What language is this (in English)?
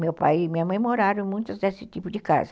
Portuguese